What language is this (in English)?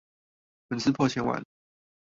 Chinese